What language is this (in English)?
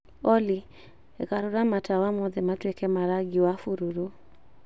Kikuyu